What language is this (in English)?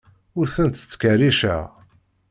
Kabyle